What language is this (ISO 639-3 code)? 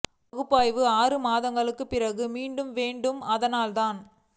tam